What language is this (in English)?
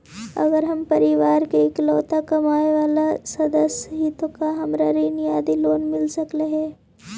Magahi